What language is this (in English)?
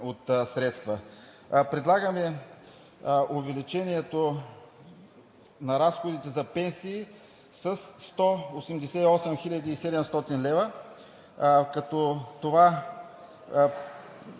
Bulgarian